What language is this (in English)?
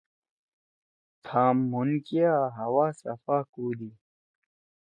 Torwali